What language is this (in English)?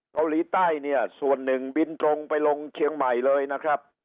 Thai